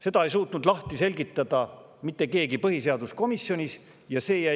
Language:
Estonian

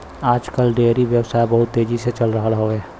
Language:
Bhojpuri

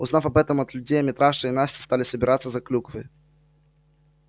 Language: Russian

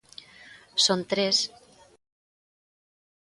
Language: Galician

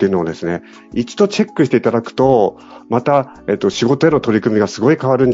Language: Japanese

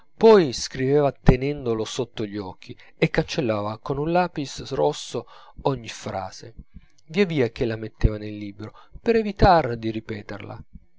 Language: Italian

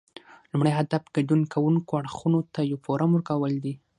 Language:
Pashto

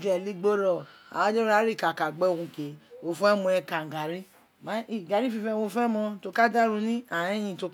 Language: Isekiri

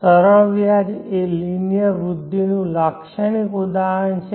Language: Gujarati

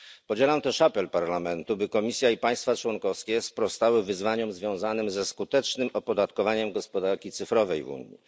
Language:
Polish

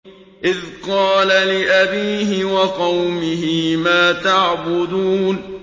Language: Arabic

